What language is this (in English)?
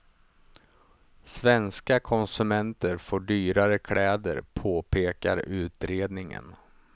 Swedish